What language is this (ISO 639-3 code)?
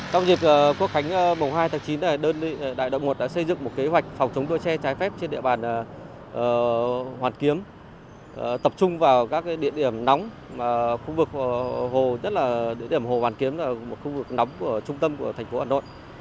vie